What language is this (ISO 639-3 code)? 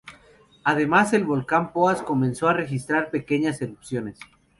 spa